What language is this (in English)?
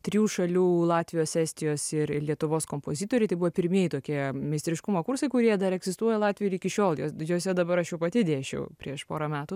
Lithuanian